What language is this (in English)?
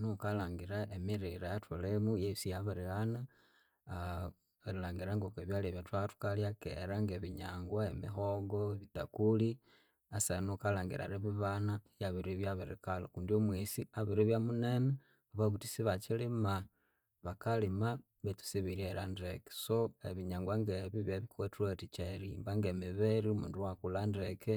Konzo